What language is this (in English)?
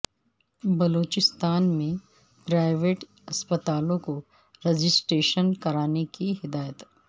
Urdu